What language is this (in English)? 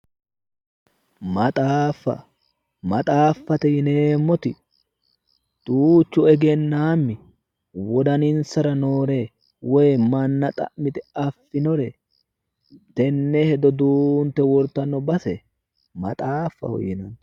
Sidamo